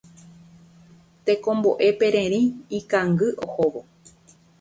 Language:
Guarani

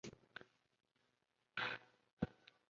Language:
Chinese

